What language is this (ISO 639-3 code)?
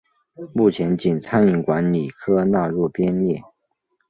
zho